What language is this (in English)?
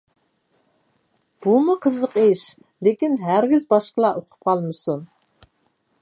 Uyghur